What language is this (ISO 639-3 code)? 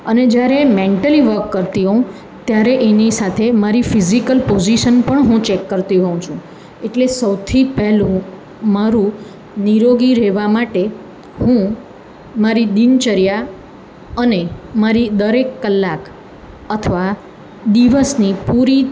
guj